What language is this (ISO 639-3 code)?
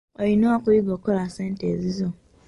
lug